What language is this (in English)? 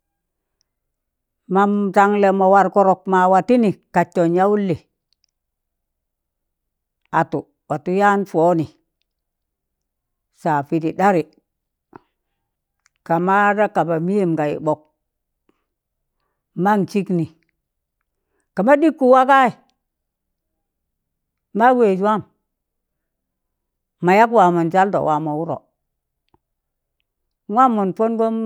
Tangale